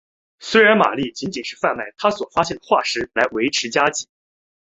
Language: Chinese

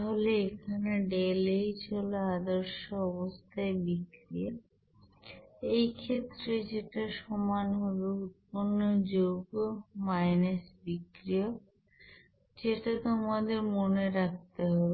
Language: Bangla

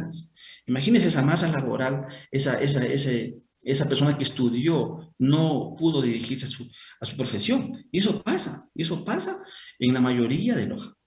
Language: Spanish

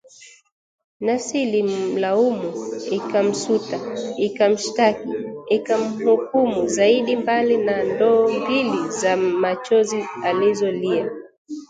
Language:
Swahili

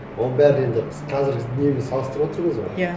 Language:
Kazakh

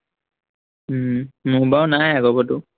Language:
Assamese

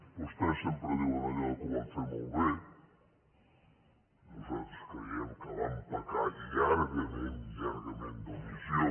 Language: Catalan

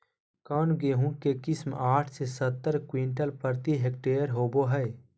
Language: Magahi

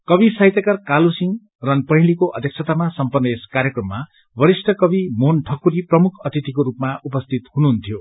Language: Nepali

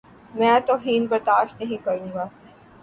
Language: Urdu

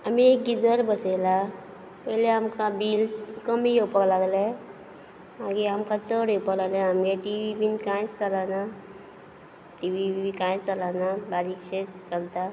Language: Konkani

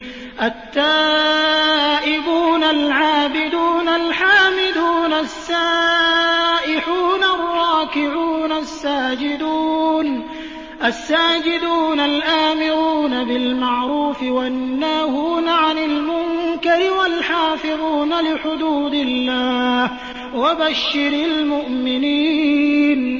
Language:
Arabic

